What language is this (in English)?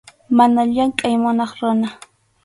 Arequipa-La Unión Quechua